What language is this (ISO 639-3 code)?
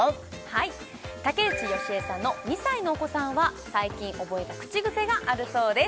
jpn